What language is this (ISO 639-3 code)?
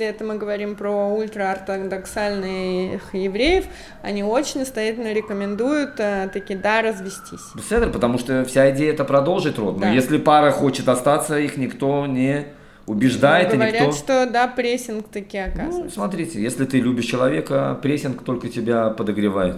rus